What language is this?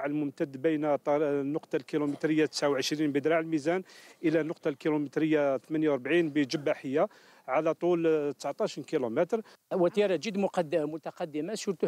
Arabic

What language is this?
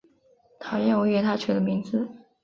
Chinese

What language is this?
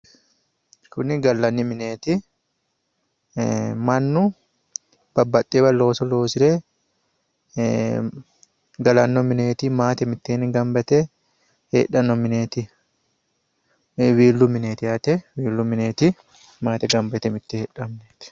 Sidamo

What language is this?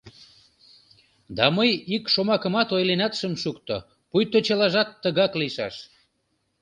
Mari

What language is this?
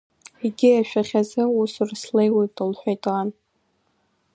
Abkhazian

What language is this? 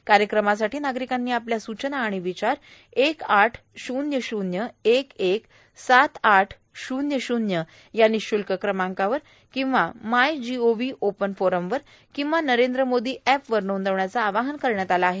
Marathi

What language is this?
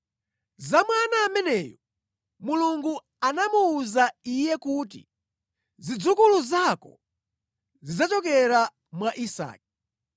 Nyanja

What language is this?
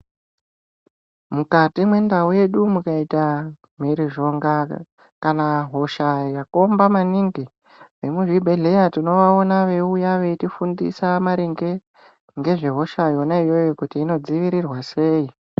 Ndau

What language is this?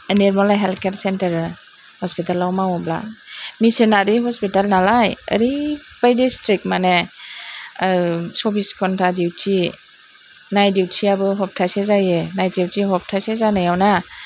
Bodo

